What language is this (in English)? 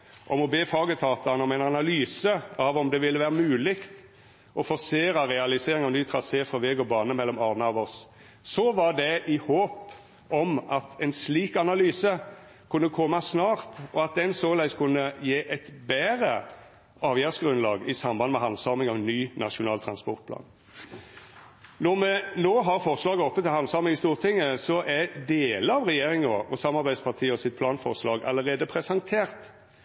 Norwegian Nynorsk